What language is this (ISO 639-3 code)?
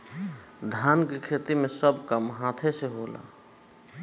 bho